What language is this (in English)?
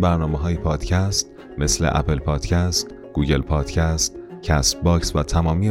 Persian